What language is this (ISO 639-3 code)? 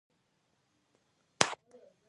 pus